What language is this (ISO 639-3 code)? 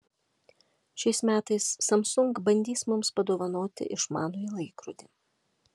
lit